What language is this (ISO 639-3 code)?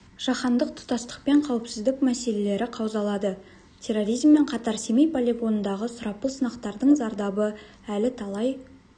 kaz